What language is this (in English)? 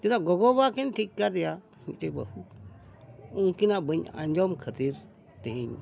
Santali